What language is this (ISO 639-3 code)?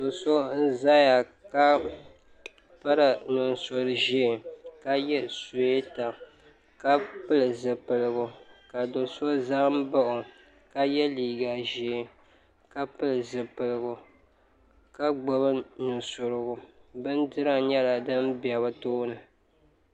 dag